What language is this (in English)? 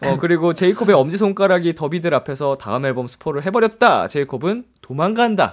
Korean